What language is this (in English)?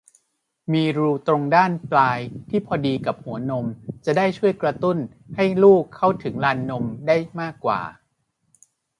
Thai